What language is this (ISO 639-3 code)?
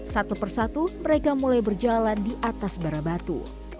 ind